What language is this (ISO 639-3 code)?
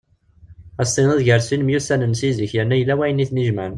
kab